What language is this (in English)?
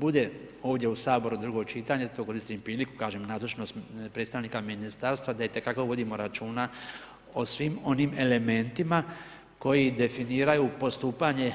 Croatian